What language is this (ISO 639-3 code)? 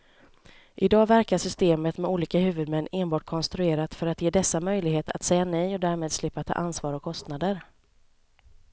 swe